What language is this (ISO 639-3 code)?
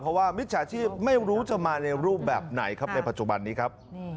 tha